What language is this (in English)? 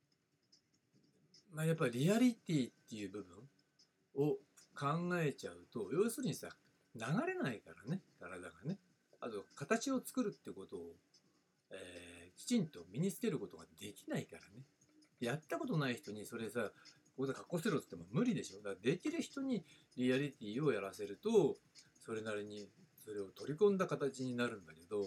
Japanese